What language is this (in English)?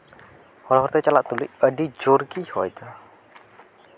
Santali